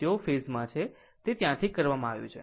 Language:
Gujarati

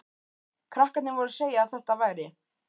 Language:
Icelandic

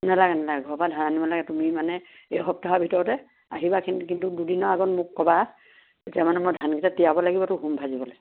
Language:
Assamese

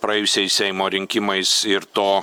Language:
Lithuanian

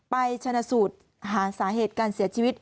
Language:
Thai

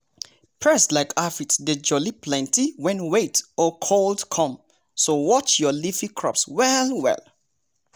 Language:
Nigerian Pidgin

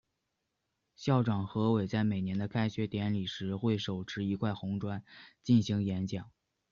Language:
Chinese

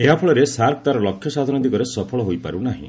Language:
Odia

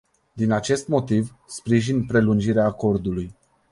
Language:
Romanian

